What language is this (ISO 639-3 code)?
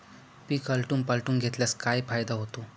mar